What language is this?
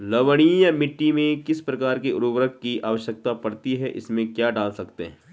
Hindi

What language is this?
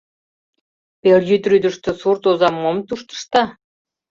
Mari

